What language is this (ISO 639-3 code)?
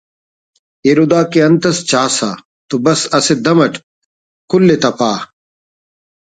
brh